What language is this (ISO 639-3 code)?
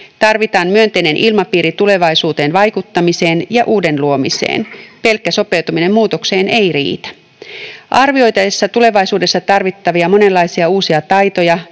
fin